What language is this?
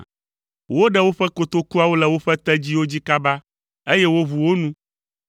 Ewe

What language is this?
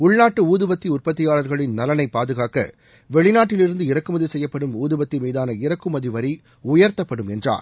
Tamil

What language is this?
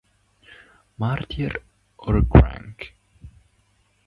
Italian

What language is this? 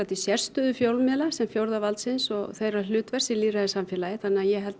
Icelandic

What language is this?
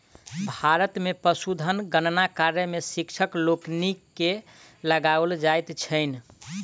Maithili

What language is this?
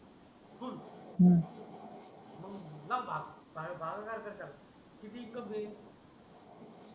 Marathi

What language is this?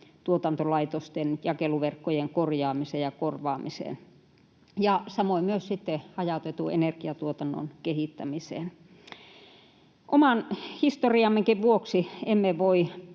Finnish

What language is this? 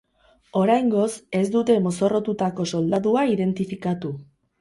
Basque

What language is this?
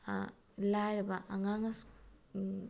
Manipuri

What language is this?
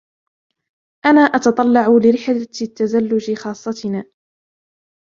Arabic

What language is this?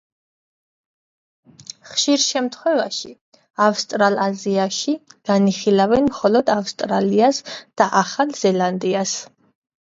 Georgian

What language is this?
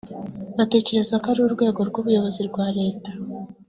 Kinyarwanda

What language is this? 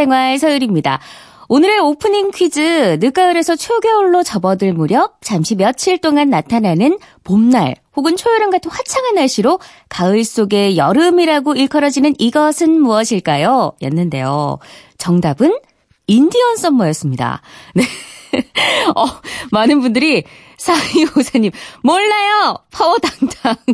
Korean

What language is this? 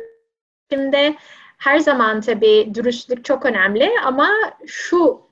Turkish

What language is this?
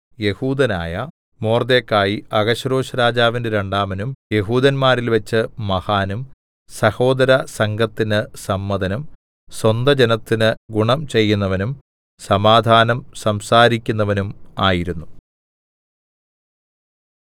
Malayalam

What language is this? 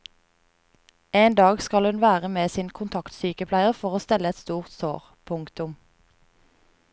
Norwegian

